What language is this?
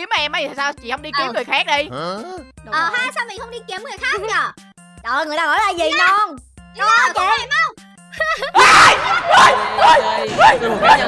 Vietnamese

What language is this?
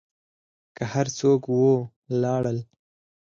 Pashto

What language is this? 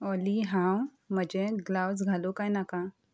Konkani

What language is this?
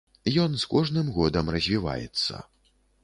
Belarusian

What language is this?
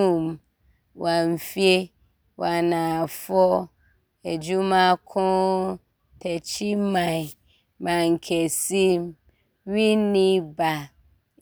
Abron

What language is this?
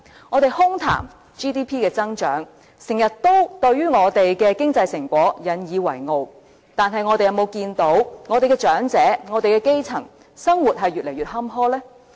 Cantonese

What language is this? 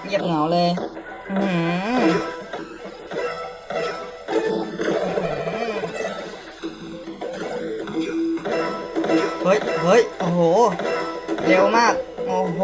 Thai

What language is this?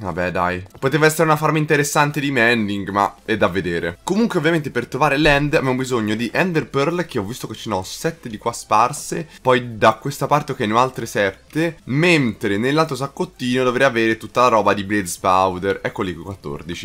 Italian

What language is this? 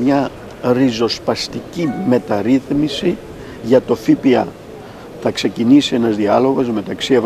Greek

